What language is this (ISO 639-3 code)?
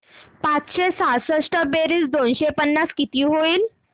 mar